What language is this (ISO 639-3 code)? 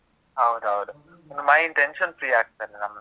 kan